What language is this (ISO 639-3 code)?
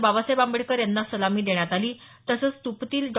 mar